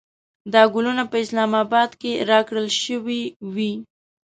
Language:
Pashto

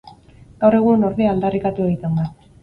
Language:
Basque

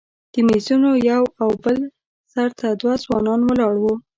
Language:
Pashto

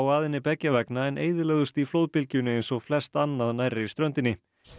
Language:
Icelandic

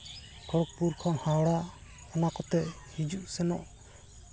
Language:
Santali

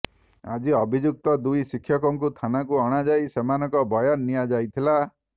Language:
Odia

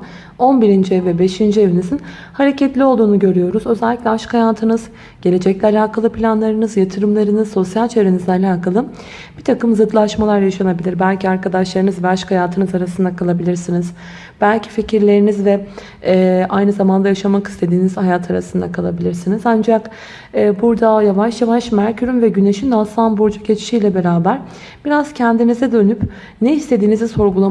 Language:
Turkish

